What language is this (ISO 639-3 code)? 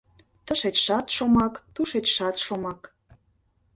chm